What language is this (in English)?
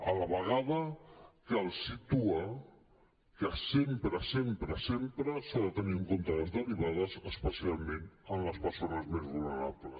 Catalan